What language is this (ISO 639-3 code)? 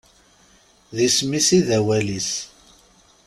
kab